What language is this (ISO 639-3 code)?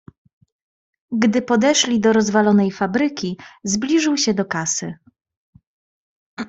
pol